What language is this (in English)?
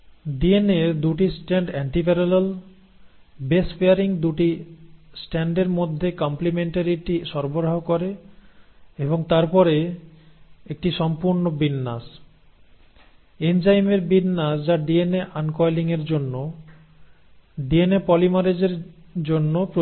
Bangla